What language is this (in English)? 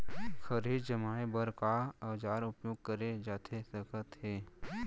Chhattisgarhi